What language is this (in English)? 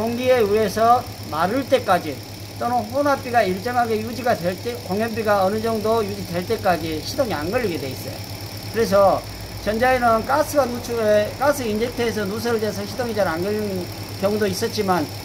Korean